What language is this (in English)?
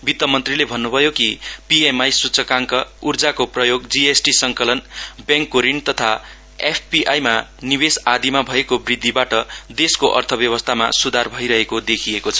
Nepali